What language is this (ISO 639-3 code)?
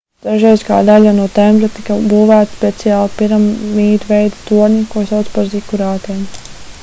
lav